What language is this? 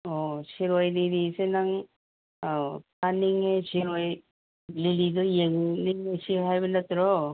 Manipuri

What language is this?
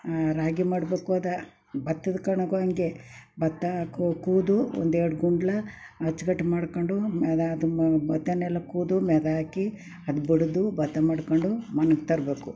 Kannada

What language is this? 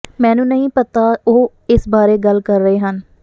Punjabi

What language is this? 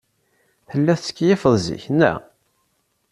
Kabyle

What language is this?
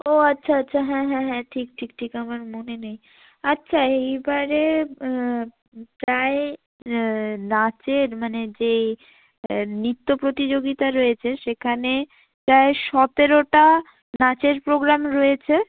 Bangla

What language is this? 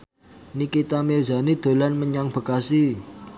Javanese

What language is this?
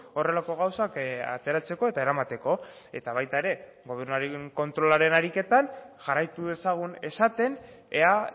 Basque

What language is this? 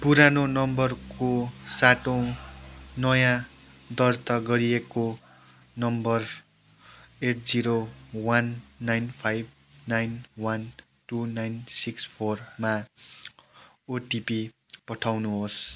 Nepali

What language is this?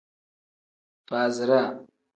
Tem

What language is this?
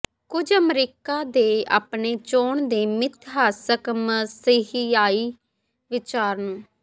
Punjabi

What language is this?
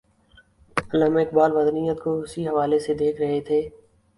Urdu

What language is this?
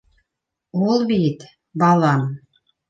Bashkir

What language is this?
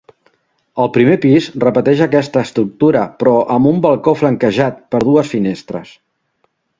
Catalan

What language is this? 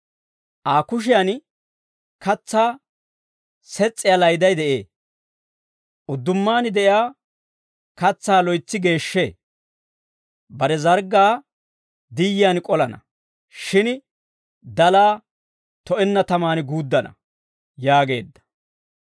Dawro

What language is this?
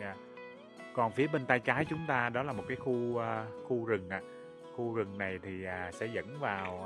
Vietnamese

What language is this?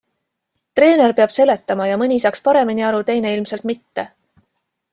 Estonian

